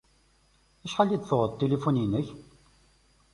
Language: Kabyle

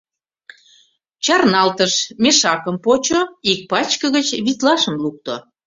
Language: Mari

